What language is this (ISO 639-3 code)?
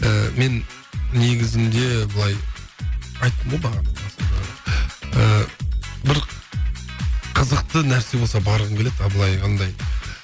kaz